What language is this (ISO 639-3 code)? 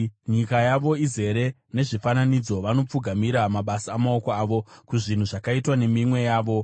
sna